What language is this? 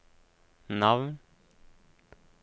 Norwegian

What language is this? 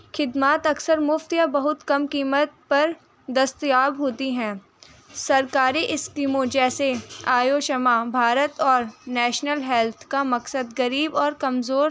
Urdu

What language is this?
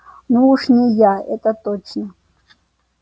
Russian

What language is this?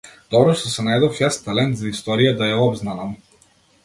Macedonian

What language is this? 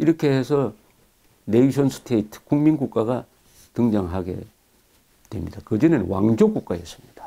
Korean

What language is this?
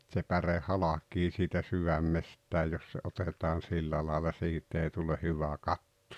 Finnish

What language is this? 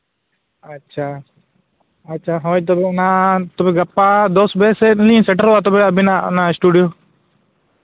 Santali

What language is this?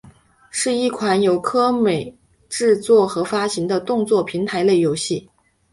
Chinese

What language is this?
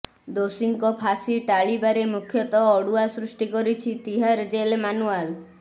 Odia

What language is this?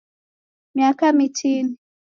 Taita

